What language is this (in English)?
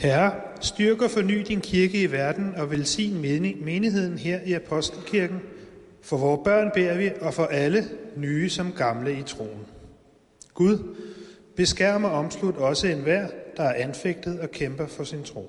Danish